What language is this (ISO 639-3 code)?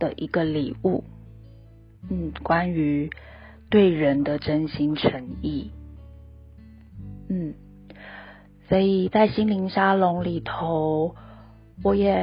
zho